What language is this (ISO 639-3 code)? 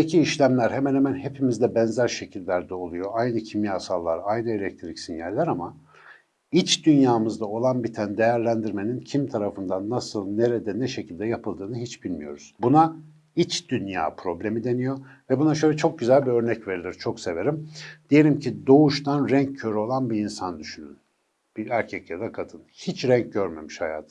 tur